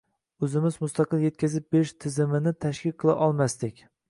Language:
Uzbek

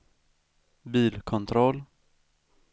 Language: Swedish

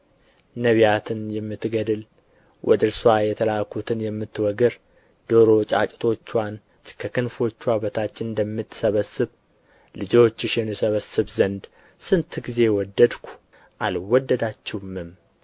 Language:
Amharic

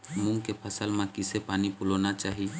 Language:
Chhattisgarhi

